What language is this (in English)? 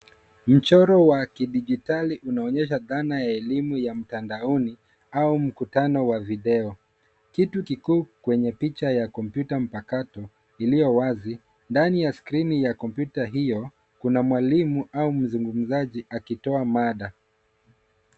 Swahili